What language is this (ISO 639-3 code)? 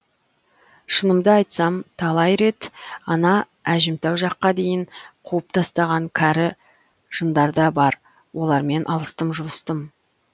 kaz